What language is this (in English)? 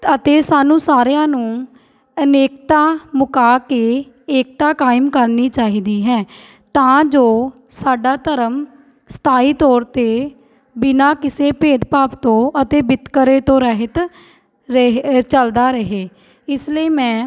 Punjabi